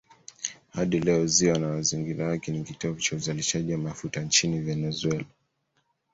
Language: Swahili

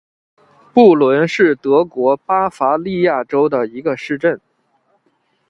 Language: Chinese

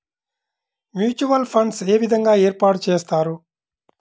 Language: Telugu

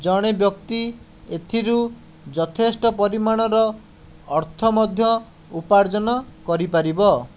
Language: Odia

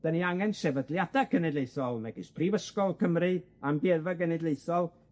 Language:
Welsh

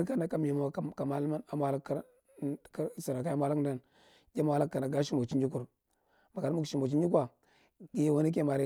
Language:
Marghi Central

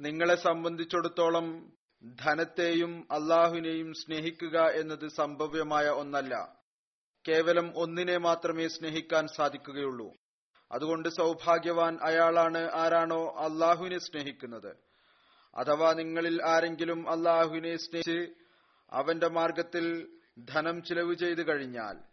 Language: Malayalam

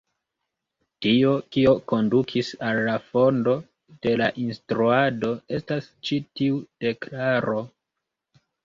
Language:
Esperanto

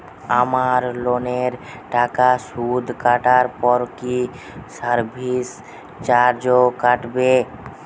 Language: Bangla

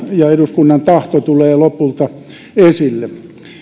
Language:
Finnish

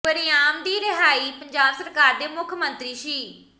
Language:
Punjabi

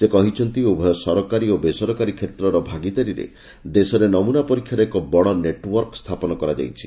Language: Odia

